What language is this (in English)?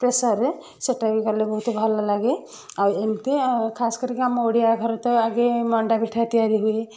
Odia